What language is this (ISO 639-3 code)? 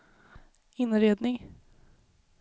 swe